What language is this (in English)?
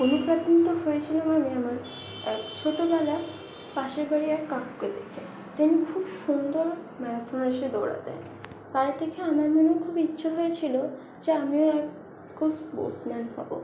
Bangla